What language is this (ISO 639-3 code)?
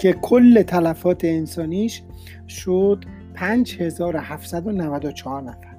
fas